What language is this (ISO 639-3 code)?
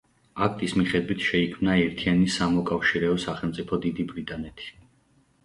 kat